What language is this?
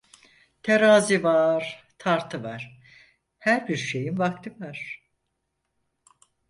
Turkish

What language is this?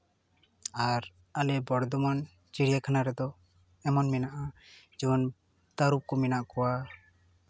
Santali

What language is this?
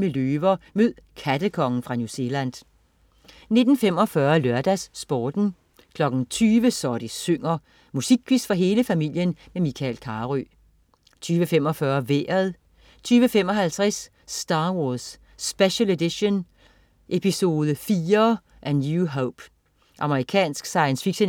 Danish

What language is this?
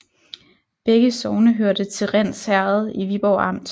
Danish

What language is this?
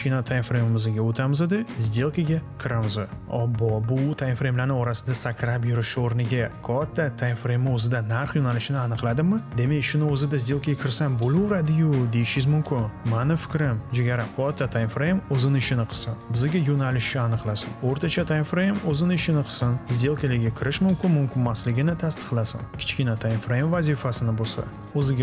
Uzbek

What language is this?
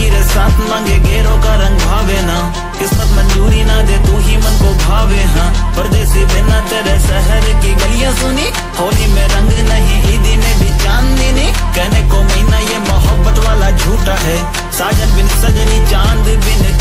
Hindi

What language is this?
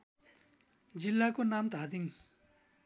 Nepali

